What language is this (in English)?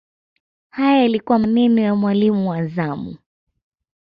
Swahili